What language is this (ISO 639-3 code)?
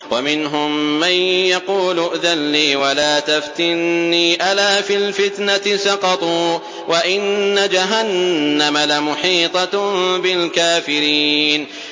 ara